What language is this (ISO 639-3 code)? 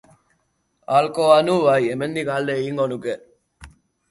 eus